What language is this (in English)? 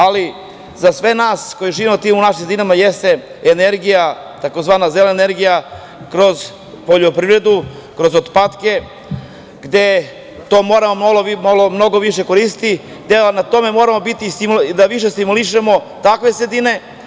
Serbian